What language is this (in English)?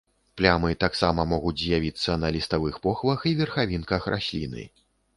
Belarusian